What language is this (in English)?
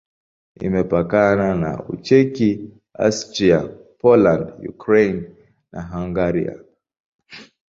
Swahili